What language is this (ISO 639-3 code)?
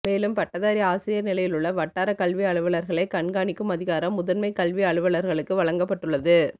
tam